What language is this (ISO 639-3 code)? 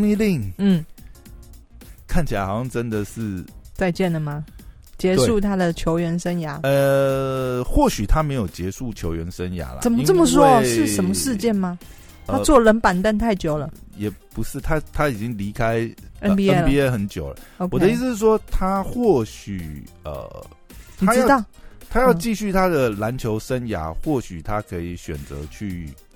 zho